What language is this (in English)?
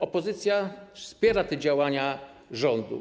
Polish